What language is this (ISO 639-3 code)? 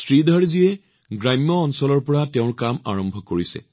asm